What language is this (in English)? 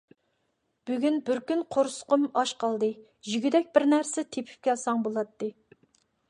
Uyghur